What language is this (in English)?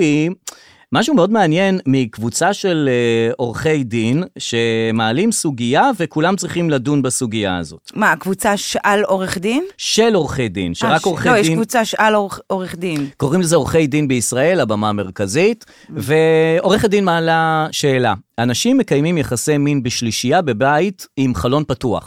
Hebrew